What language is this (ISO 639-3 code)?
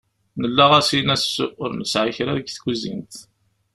kab